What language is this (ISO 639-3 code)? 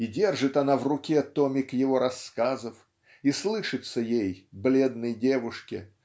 rus